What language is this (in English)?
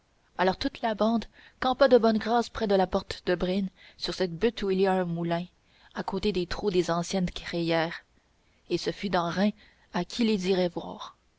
French